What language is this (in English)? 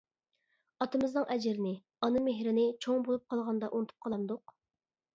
Uyghur